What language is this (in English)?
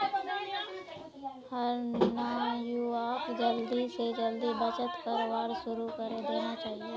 Magahi